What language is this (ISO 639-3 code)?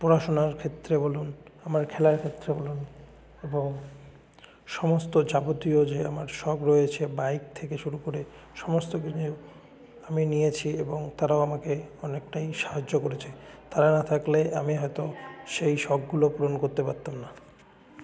ben